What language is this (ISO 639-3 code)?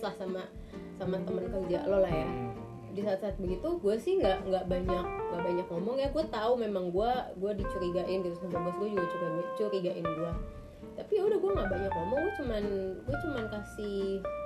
ind